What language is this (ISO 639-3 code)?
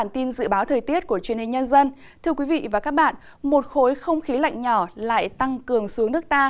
vie